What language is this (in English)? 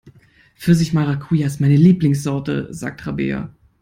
German